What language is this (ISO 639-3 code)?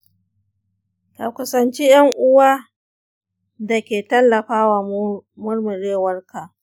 hau